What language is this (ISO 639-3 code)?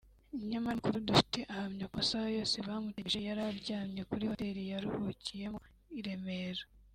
kin